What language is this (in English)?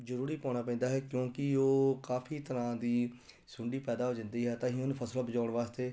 Punjabi